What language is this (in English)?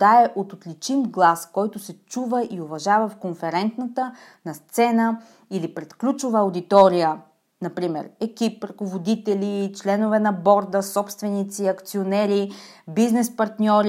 Bulgarian